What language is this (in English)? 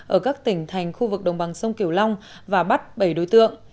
Vietnamese